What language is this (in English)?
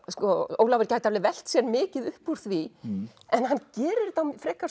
Icelandic